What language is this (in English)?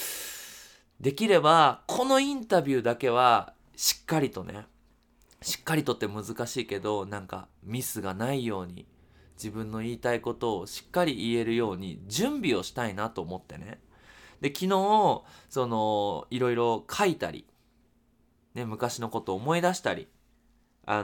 Japanese